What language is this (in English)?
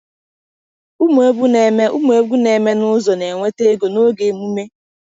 Igbo